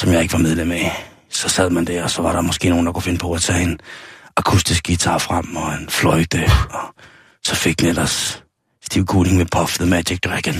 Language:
Danish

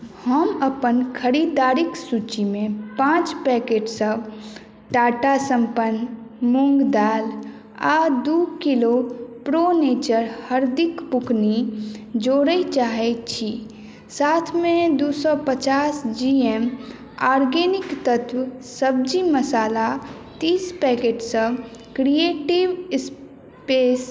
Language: Maithili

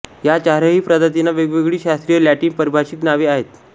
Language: Marathi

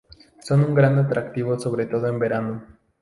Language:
Spanish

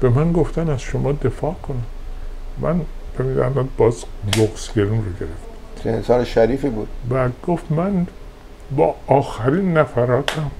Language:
Persian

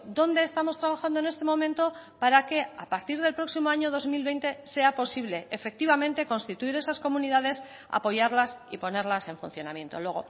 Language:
Spanish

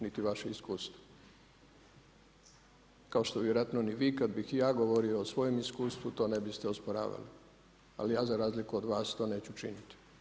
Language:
Croatian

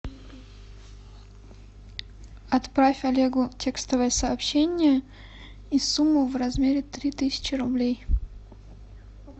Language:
Russian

